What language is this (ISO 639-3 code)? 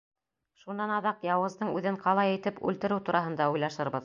bak